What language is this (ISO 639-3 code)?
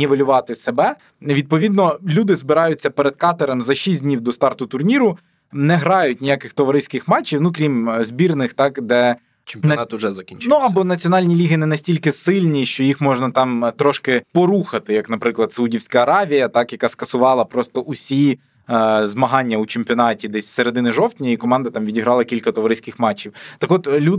ukr